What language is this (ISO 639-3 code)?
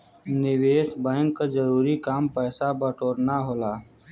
bho